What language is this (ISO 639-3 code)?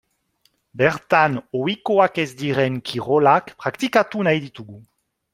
eus